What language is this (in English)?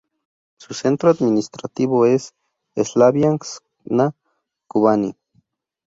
Spanish